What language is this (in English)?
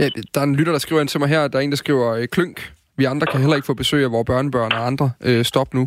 Danish